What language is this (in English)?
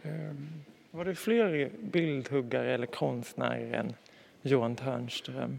Swedish